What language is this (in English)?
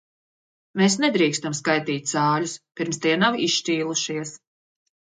Latvian